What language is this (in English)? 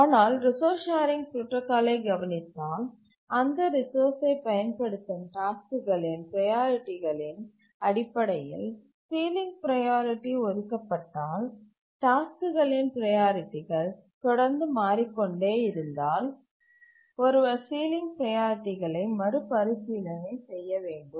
Tamil